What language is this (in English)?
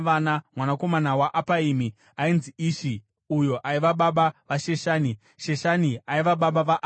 Shona